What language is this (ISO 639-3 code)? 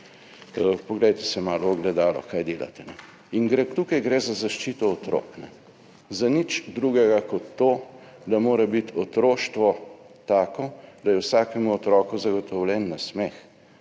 slv